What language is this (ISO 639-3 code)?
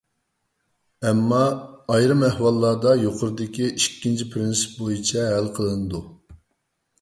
uig